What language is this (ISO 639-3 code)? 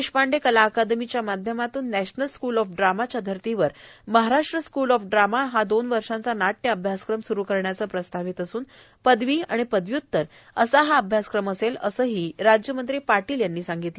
mar